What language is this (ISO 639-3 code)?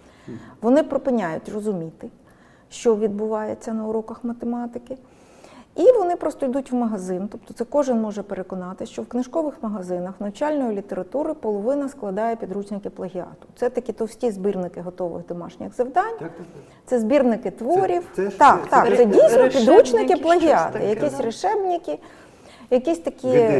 ukr